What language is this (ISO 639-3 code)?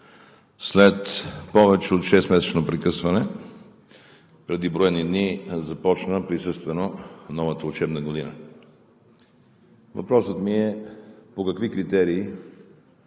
bul